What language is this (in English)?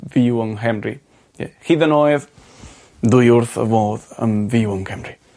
Welsh